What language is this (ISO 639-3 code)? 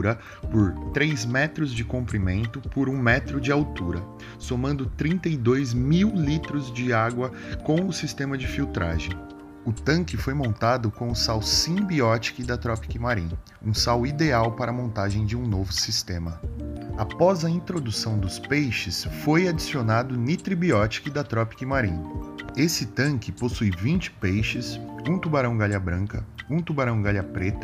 por